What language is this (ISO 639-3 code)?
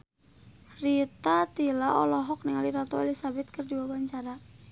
sun